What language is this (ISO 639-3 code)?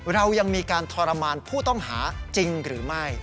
tha